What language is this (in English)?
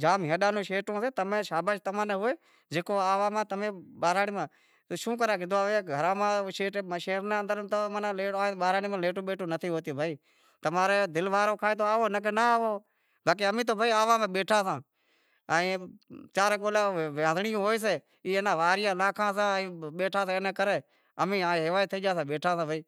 Wadiyara Koli